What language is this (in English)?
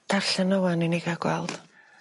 Welsh